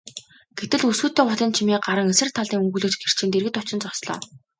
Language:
Mongolian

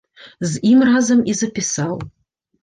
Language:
Belarusian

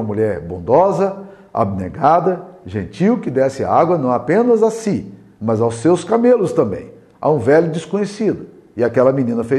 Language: Portuguese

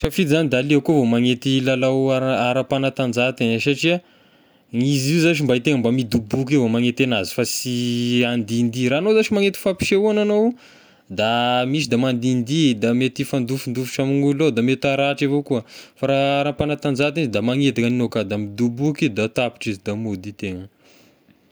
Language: Tesaka Malagasy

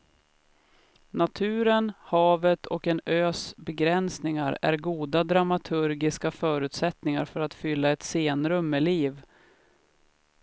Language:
Swedish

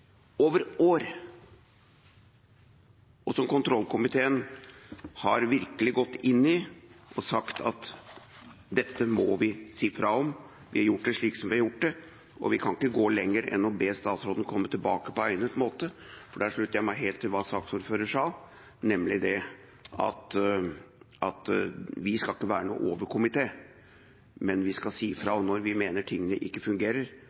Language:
Norwegian Bokmål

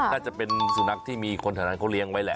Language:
Thai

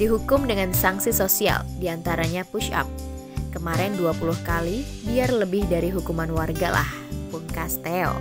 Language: Indonesian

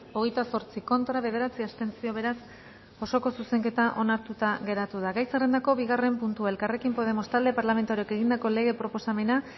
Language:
Basque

